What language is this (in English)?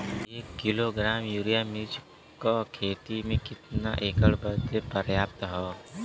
Bhojpuri